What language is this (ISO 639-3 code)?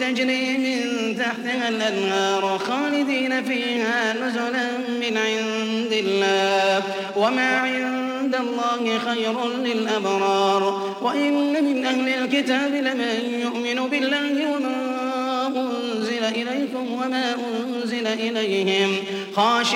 ara